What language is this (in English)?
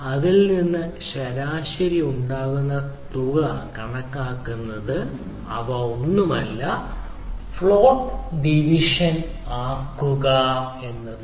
Malayalam